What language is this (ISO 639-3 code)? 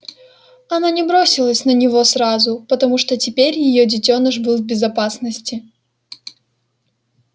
rus